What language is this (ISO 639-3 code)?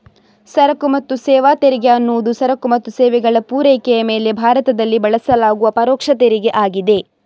kan